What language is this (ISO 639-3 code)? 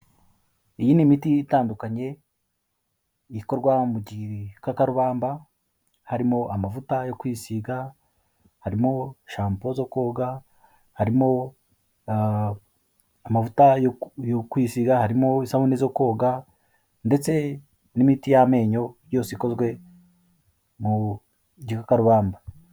kin